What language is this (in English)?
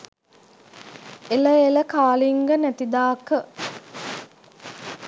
Sinhala